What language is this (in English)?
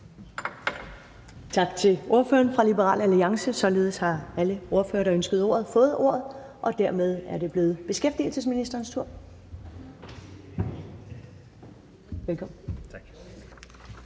Danish